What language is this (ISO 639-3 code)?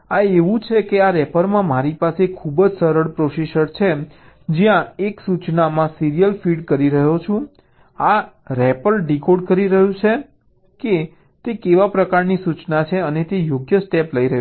guj